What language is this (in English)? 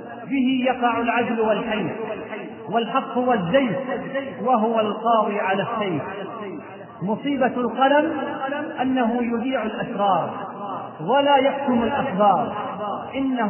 Arabic